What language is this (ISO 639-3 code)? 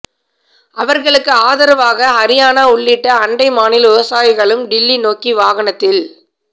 tam